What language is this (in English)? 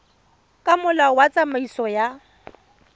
Tswana